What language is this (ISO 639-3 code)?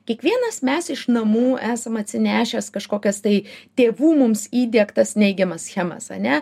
lit